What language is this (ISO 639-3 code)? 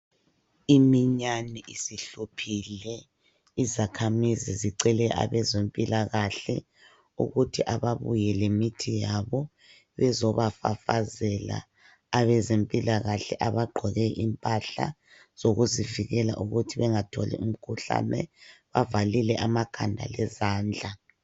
nde